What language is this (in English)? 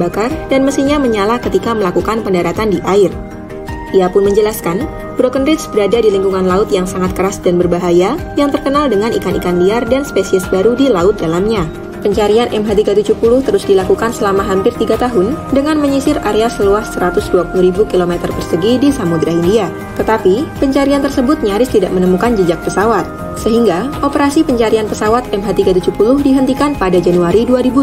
Indonesian